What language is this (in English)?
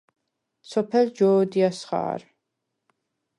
Svan